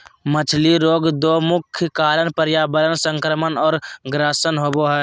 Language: Magahi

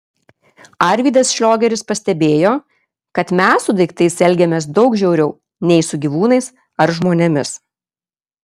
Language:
Lithuanian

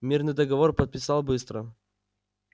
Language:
Russian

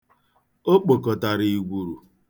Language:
Igbo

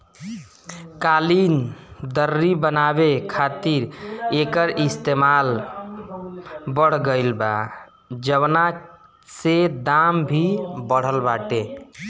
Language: Bhojpuri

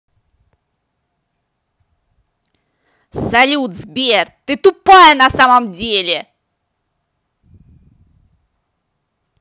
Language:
Russian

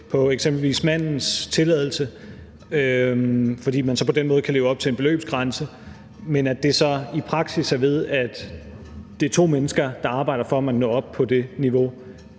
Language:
Danish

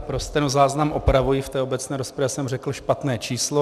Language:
Czech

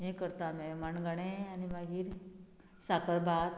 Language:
Konkani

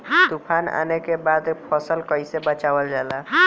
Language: Bhojpuri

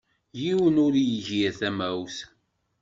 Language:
Kabyle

